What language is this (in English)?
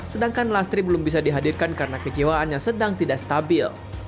Indonesian